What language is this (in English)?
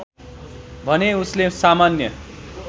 Nepali